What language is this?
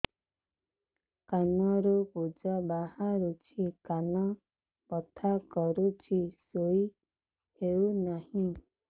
Odia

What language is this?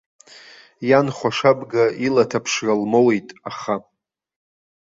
Abkhazian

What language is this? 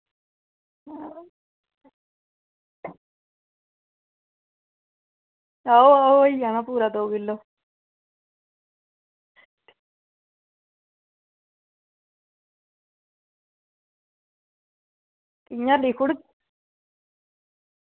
Dogri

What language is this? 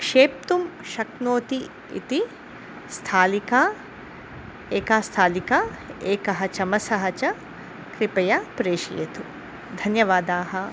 Sanskrit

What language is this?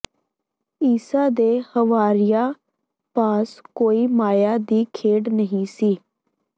Punjabi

